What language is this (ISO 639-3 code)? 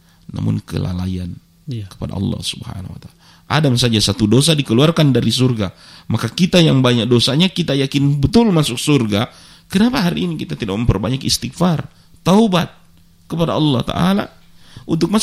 ind